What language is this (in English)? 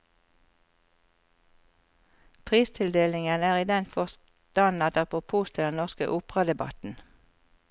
Norwegian